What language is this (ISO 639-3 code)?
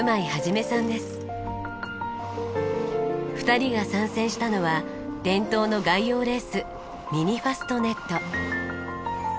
jpn